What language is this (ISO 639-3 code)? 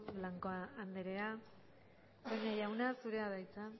eus